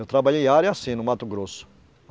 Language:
Portuguese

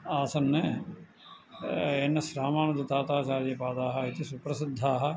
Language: Sanskrit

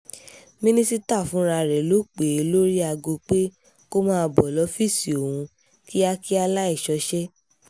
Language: Yoruba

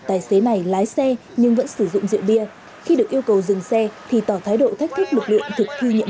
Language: Vietnamese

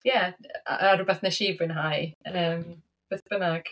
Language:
Welsh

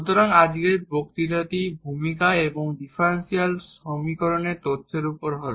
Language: Bangla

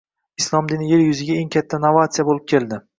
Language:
Uzbek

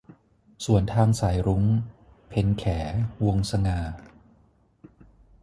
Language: Thai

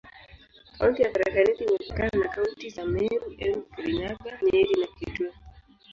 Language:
Swahili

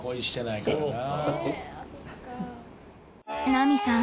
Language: Japanese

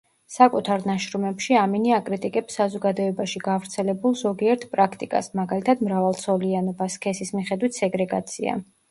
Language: Georgian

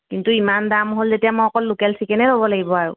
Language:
Assamese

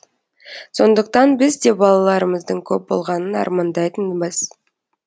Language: Kazakh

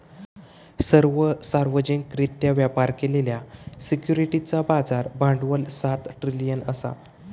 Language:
Marathi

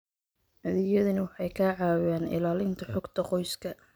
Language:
Somali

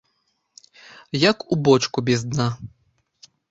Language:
Belarusian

